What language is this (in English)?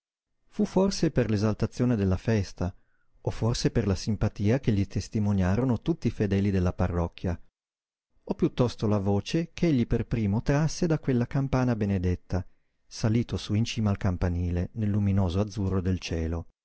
Italian